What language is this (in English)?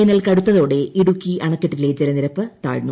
Malayalam